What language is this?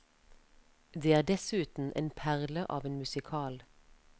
Norwegian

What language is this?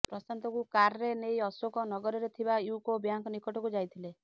Odia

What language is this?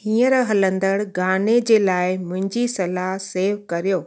Sindhi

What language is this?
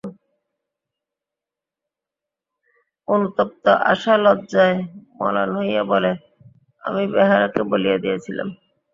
Bangla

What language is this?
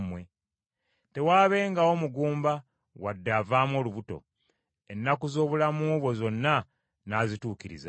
Ganda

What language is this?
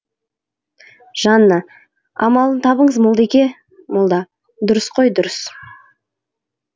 Kazakh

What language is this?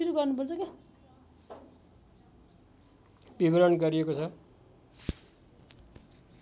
Nepali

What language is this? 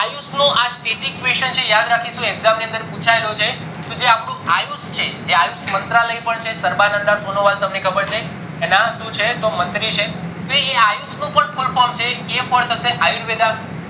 Gujarati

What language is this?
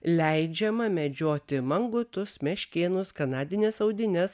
Lithuanian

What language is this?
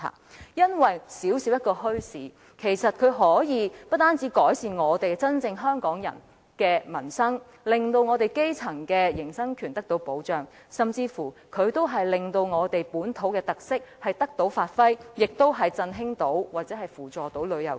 Cantonese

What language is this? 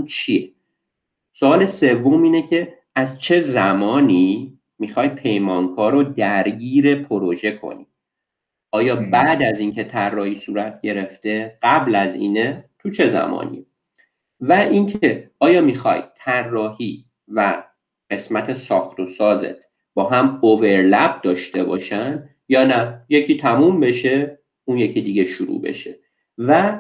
Persian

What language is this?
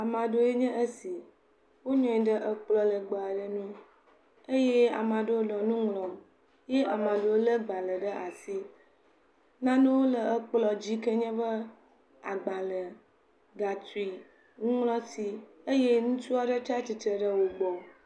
Ewe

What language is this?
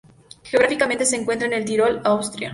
Spanish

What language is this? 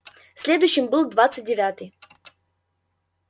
Russian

